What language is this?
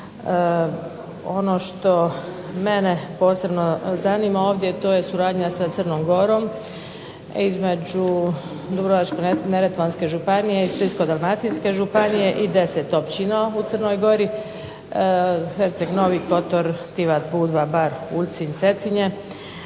Croatian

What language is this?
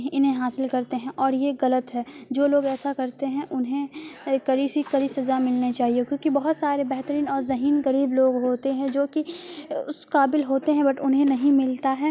Urdu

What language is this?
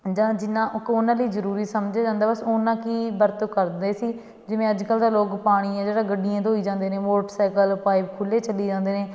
Punjabi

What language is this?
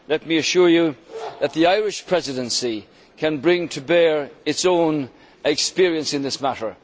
English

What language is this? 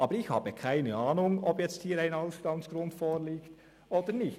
Swiss German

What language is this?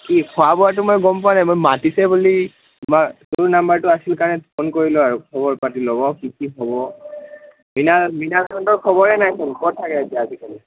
Assamese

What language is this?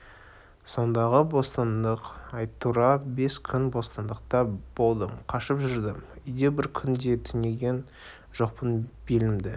Kazakh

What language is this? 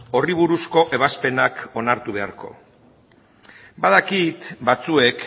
Basque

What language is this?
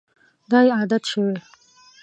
Pashto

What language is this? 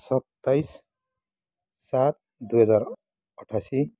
Nepali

